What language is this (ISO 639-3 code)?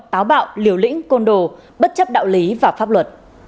vie